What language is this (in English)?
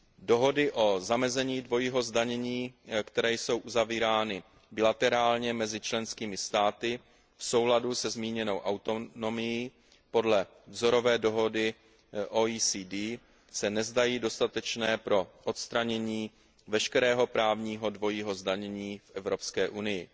Czech